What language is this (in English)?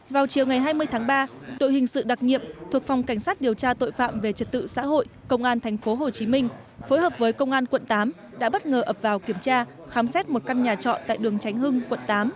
Vietnamese